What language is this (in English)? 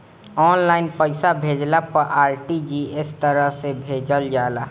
Bhojpuri